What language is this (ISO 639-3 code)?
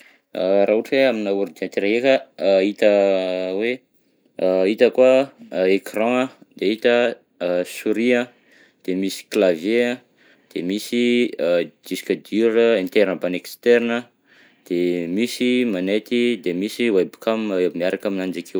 bzc